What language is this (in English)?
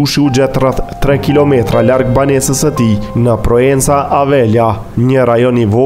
Romanian